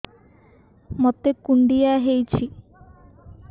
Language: Odia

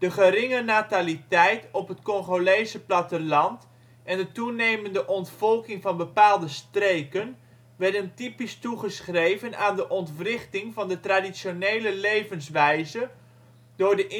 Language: Dutch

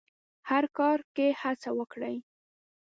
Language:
Pashto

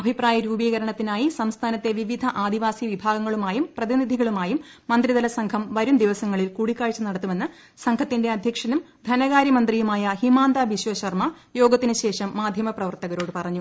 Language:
Malayalam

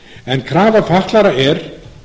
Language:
Icelandic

